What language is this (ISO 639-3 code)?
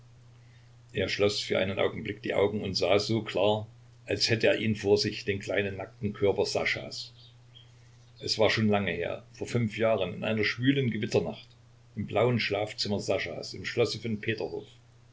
deu